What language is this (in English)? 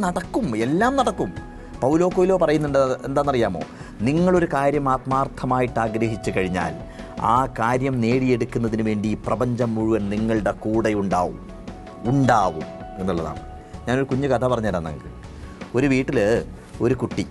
Vietnamese